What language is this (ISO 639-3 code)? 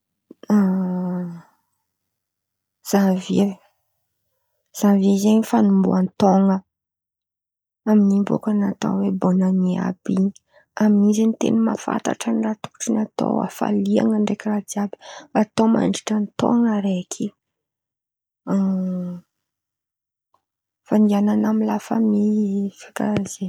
xmv